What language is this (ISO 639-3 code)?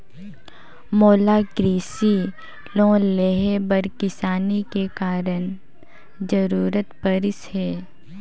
hne